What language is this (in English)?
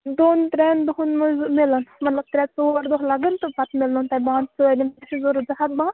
Kashmiri